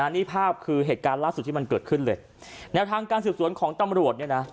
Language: Thai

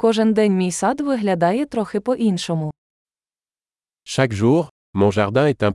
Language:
Ukrainian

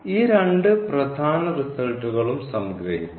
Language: Malayalam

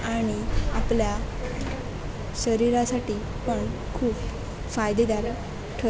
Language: Marathi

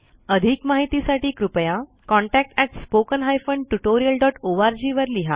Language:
Marathi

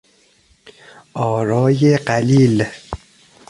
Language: Persian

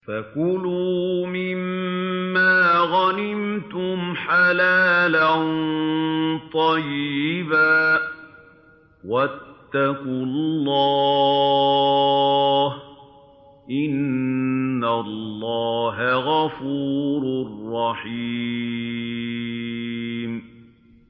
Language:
Arabic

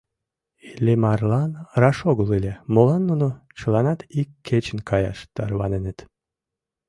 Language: Mari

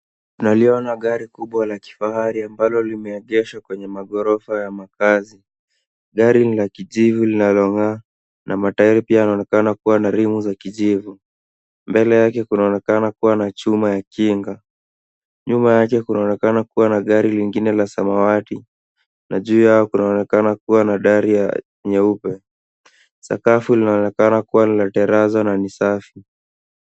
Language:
Swahili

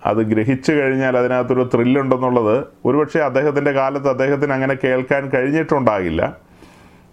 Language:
Malayalam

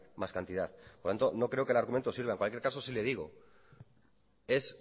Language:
Spanish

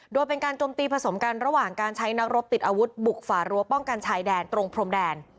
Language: Thai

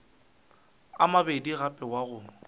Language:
Northern Sotho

